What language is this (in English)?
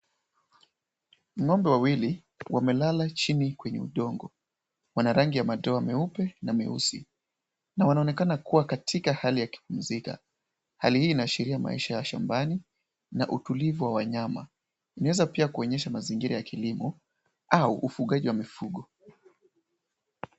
Swahili